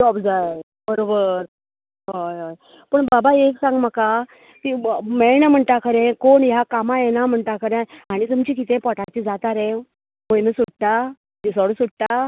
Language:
Konkani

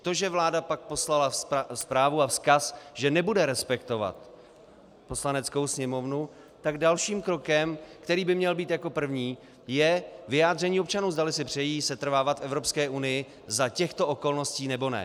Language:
Czech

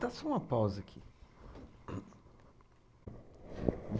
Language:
Portuguese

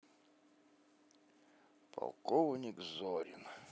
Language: Russian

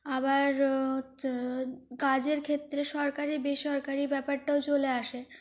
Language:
Bangla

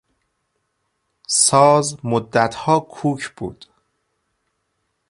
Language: Persian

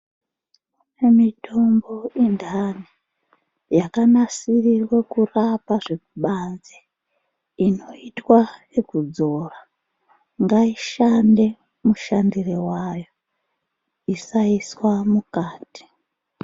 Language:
Ndau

